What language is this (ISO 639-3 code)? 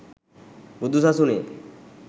sin